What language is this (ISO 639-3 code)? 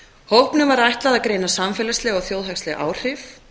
isl